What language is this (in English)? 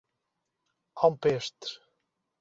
Portuguese